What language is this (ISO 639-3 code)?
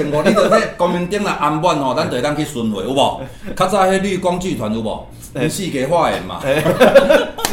zho